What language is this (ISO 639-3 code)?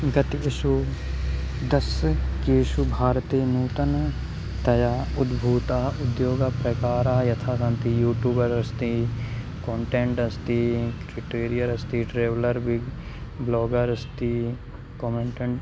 san